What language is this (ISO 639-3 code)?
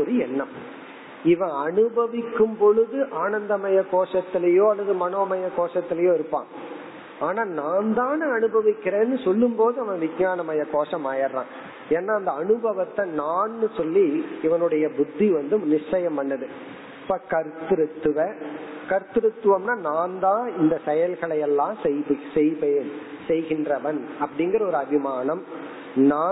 tam